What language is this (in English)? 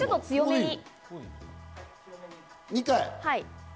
Japanese